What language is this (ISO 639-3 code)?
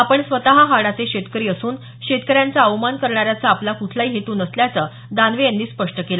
mar